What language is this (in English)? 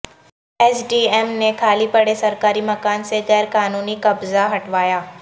Urdu